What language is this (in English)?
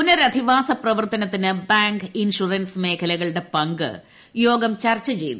Malayalam